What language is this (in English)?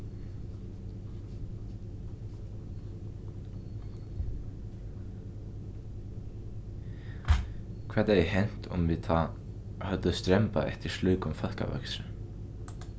Faroese